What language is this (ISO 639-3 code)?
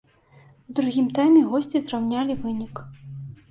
bel